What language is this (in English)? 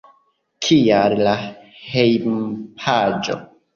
Esperanto